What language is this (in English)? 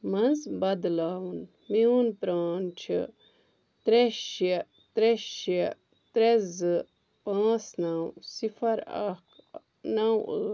Kashmiri